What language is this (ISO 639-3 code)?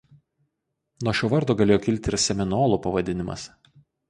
lit